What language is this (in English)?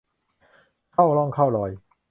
Thai